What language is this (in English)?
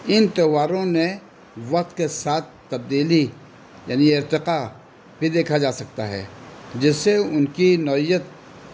Urdu